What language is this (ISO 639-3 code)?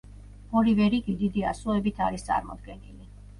kat